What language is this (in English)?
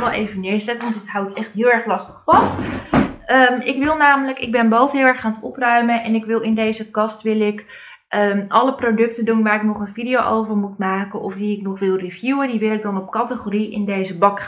Dutch